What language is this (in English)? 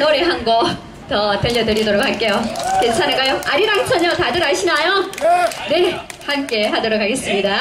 Korean